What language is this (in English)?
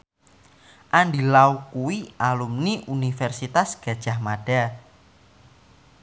Javanese